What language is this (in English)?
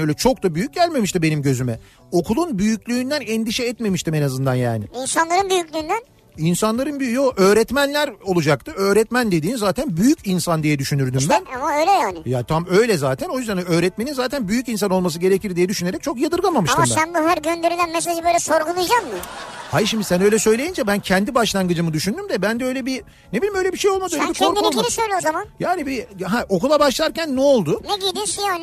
Turkish